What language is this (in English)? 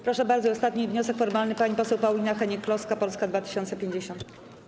Polish